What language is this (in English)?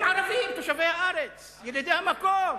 Hebrew